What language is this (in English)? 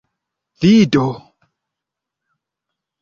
Esperanto